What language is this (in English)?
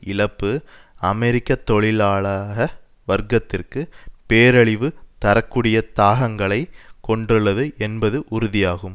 Tamil